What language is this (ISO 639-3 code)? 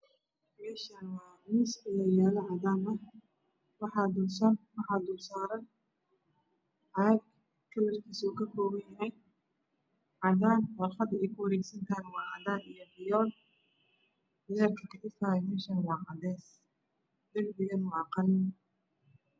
som